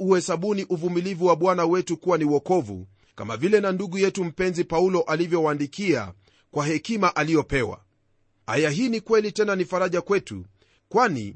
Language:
Swahili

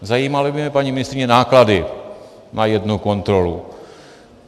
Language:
Czech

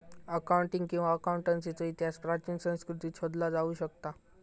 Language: Marathi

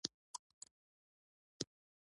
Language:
Pashto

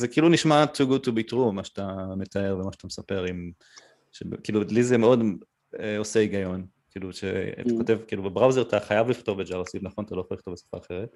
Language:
Hebrew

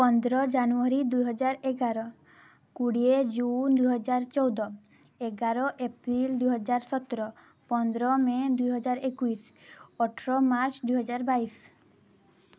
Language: Odia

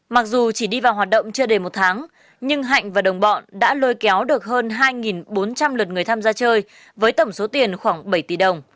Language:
Vietnamese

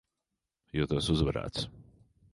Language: Latvian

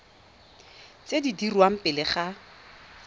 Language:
Tswana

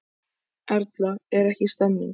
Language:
Icelandic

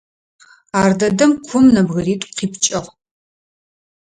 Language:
Adyghe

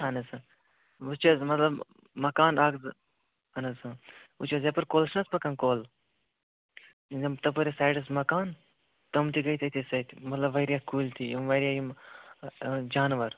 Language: Kashmiri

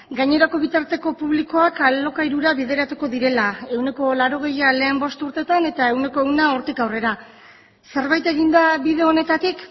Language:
Basque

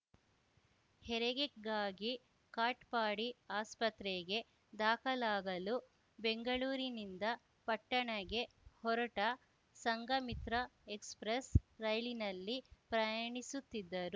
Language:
Kannada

